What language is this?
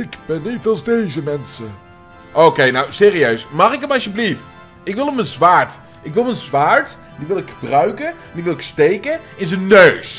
Dutch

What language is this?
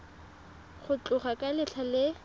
Tswana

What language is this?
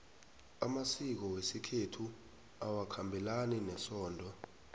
South Ndebele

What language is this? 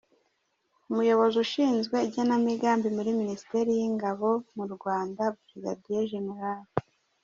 Kinyarwanda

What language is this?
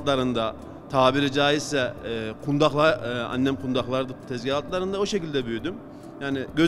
Turkish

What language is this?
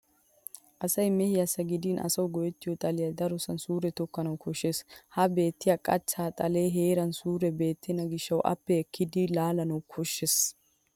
Wolaytta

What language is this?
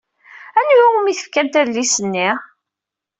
Kabyle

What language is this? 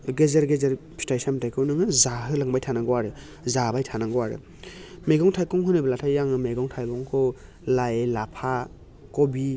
Bodo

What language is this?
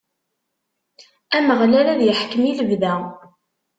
Kabyle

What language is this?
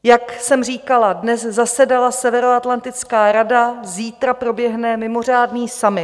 Czech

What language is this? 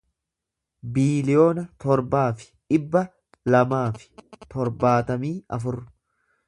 Oromo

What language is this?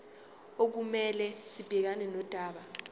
Zulu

